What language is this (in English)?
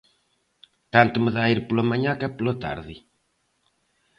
Galician